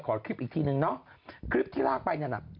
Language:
Thai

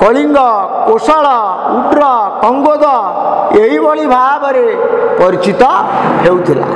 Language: Indonesian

